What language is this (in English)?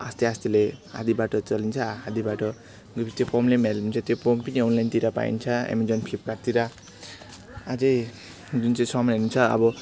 Nepali